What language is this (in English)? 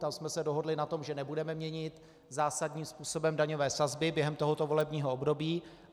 Czech